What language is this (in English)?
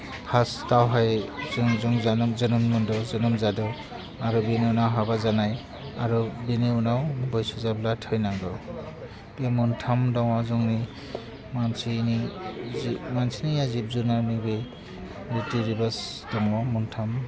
Bodo